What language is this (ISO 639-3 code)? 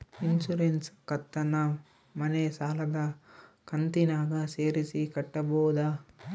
kan